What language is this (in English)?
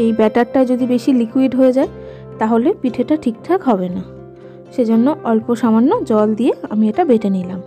Romanian